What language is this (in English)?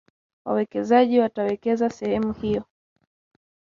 Swahili